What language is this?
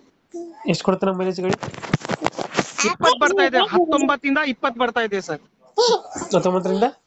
Kannada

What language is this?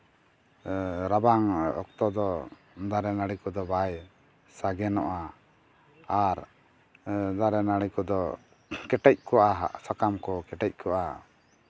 Santali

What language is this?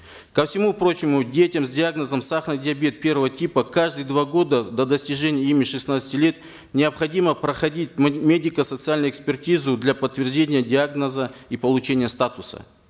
Kazakh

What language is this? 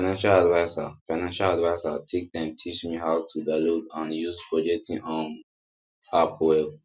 Nigerian Pidgin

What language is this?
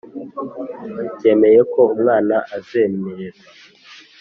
Kinyarwanda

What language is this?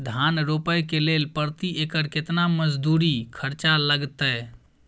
Maithili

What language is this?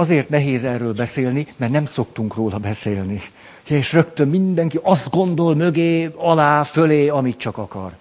Hungarian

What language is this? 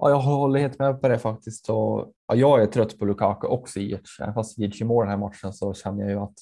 Swedish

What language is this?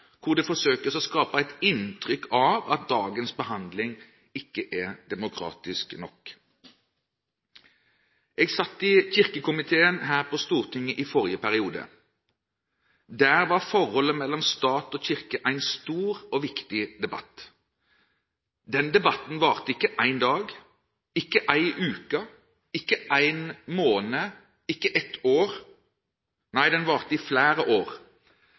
Norwegian Bokmål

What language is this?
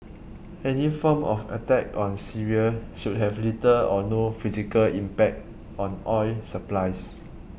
English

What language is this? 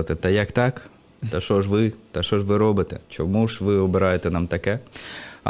Ukrainian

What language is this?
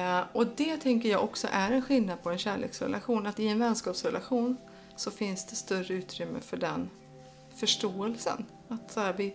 Swedish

